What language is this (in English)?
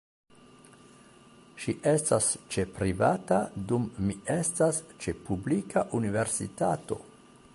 Esperanto